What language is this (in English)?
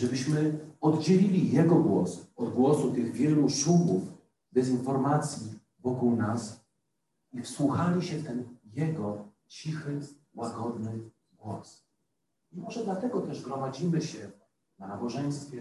Polish